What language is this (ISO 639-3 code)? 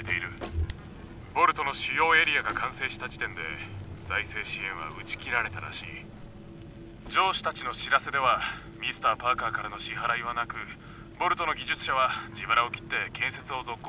jpn